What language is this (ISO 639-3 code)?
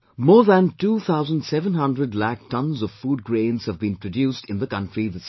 eng